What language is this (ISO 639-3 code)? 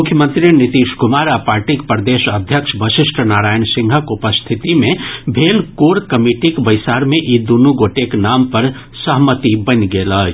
mai